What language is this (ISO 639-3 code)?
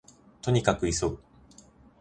jpn